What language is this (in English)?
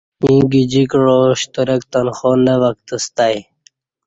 Kati